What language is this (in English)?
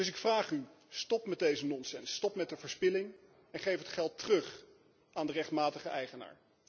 Dutch